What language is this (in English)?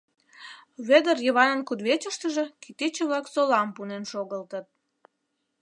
Mari